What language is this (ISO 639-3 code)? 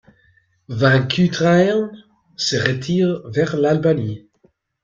fra